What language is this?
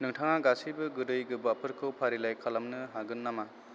Bodo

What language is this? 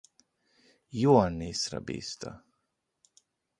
Hungarian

